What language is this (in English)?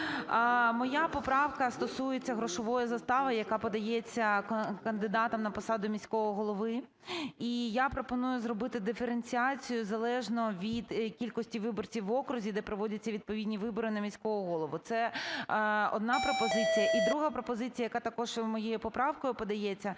Ukrainian